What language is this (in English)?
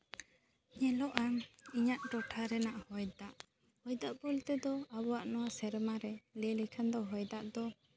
Santali